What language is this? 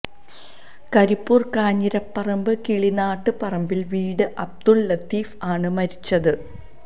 Malayalam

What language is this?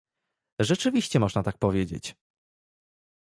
Polish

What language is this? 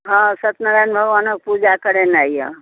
Maithili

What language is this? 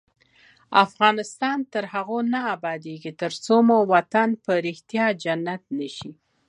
Pashto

